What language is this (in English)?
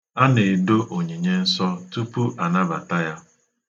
Igbo